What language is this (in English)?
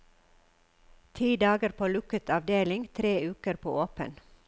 Norwegian